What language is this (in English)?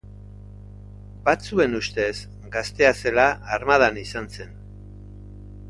Basque